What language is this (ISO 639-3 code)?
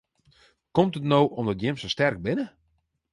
fry